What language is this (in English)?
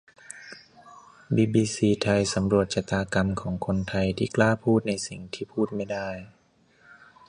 Thai